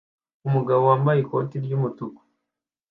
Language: Kinyarwanda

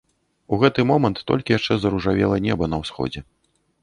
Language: Belarusian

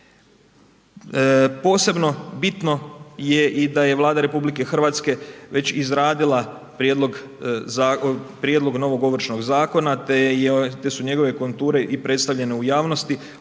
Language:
Croatian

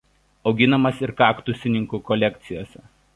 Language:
Lithuanian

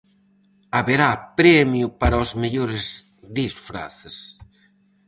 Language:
Galician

